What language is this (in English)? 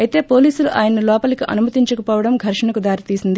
Telugu